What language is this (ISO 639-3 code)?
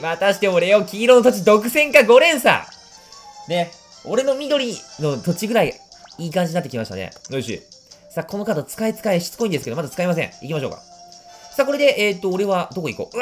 jpn